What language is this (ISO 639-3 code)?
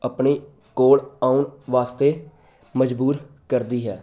pan